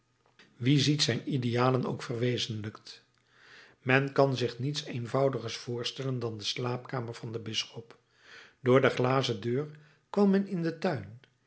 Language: Dutch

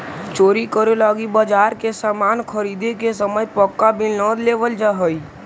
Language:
Magahi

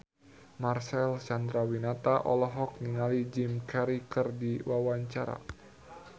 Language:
Sundanese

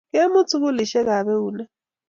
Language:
Kalenjin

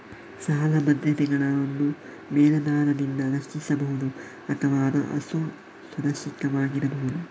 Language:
Kannada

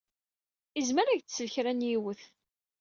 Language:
Kabyle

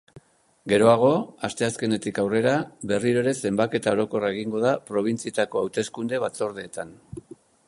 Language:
Basque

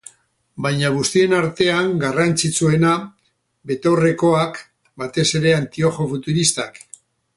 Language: Basque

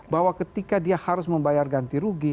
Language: Indonesian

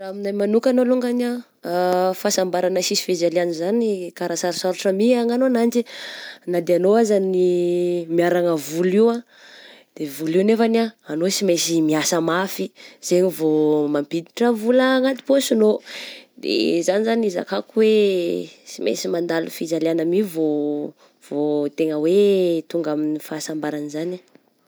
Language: Southern Betsimisaraka Malagasy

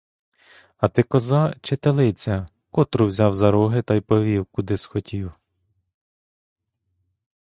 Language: Ukrainian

